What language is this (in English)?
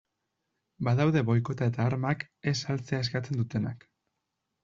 Basque